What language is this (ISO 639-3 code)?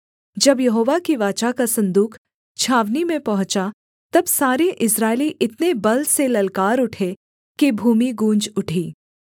hin